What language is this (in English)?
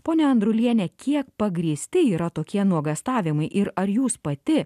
Lithuanian